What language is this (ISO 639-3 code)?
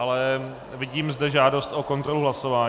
ces